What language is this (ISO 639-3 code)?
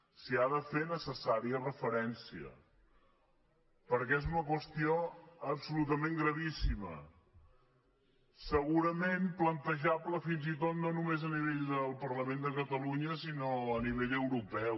cat